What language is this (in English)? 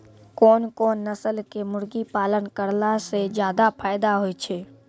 Maithili